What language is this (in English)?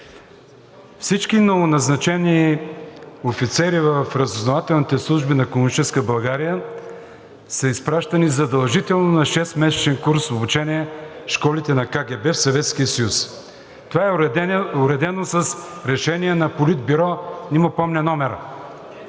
Bulgarian